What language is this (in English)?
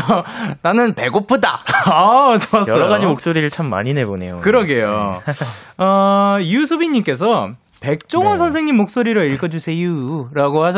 Korean